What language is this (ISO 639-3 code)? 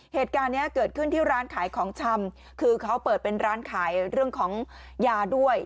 tha